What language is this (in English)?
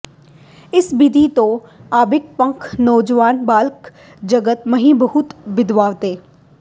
Punjabi